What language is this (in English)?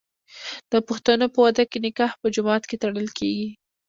Pashto